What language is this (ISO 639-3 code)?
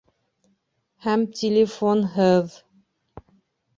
bak